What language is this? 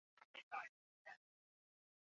Chinese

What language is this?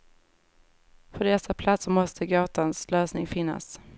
Swedish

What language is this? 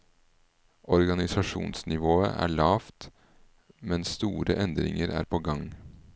Norwegian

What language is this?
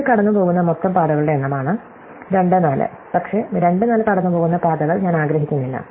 Malayalam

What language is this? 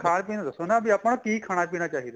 Punjabi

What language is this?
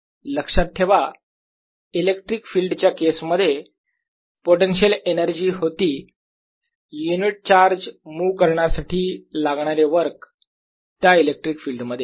Marathi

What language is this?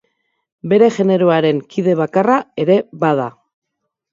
Basque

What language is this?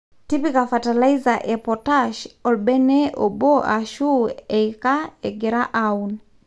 Masai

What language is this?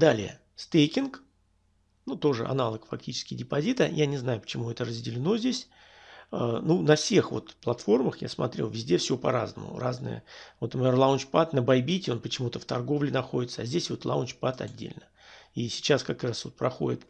Russian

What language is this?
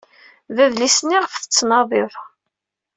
Kabyle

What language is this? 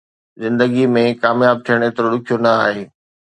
Sindhi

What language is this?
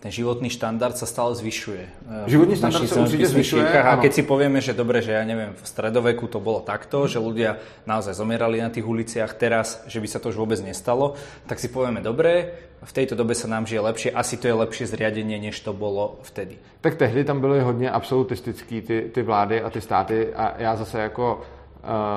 Czech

